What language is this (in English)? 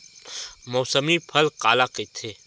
Chhattisgarhi